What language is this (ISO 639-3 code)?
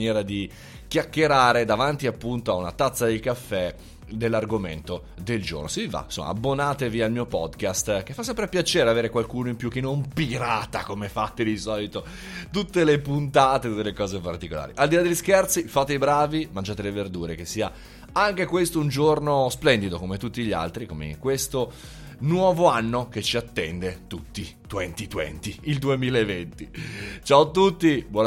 ita